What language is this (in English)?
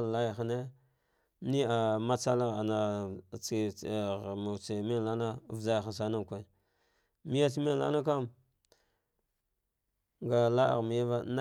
Dghwede